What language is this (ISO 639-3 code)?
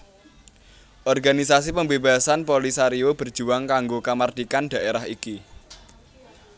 jav